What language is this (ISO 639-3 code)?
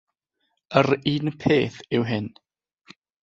cym